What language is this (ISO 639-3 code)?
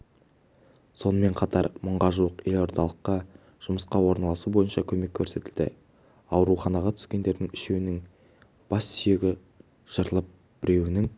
kaz